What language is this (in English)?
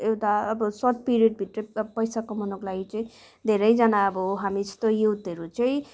Nepali